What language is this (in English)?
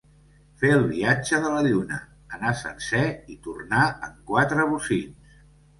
Catalan